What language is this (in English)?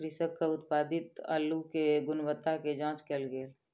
Maithili